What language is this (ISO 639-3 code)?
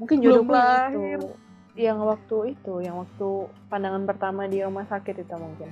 ind